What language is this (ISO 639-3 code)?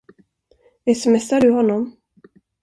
swe